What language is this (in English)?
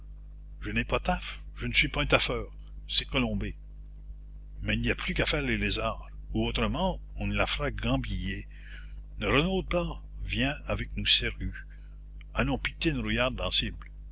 French